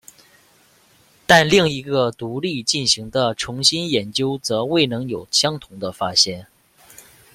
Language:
Chinese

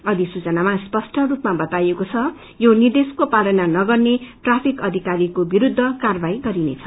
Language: Nepali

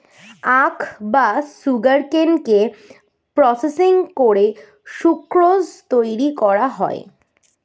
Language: Bangla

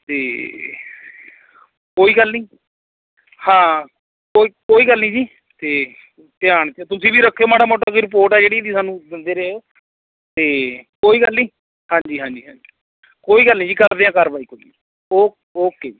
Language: Punjabi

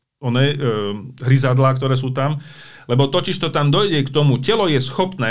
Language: Slovak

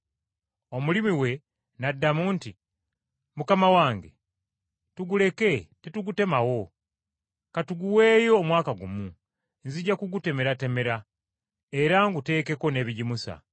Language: Ganda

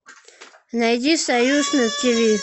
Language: Russian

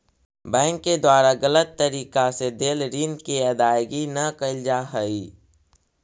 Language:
Magahi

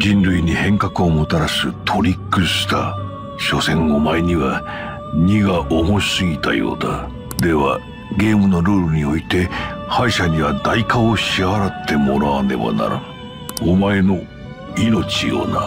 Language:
Japanese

